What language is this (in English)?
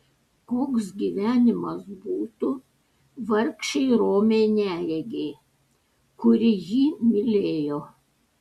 Lithuanian